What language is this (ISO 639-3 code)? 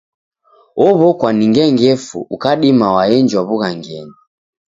dav